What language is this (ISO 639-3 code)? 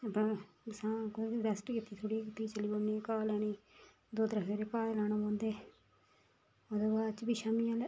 doi